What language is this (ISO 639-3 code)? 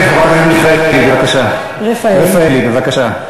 heb